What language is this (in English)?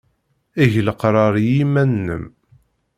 Kabyle